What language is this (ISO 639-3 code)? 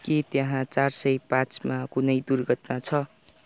nep